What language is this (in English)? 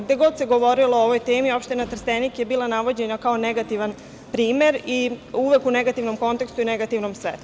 Serbian